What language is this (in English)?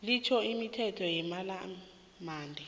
South Ndebele